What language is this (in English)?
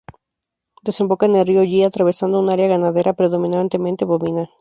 Spanish